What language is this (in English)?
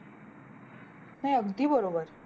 Marathi